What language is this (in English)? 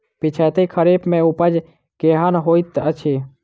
Maithili